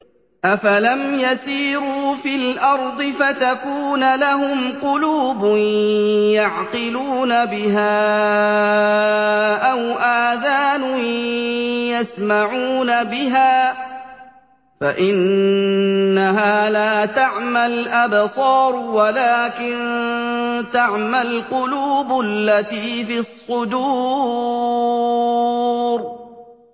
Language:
Arabic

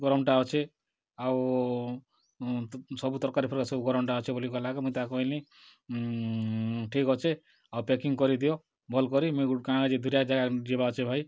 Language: Odia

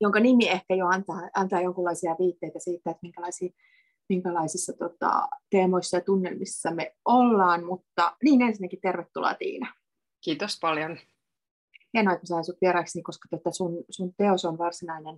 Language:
Finnish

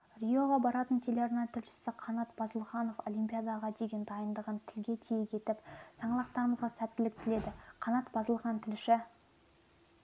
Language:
Kazakh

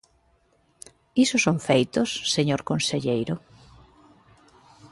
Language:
Galician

